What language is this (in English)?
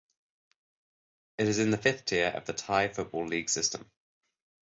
English